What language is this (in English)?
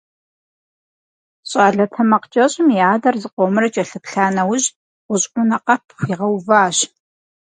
Kabardian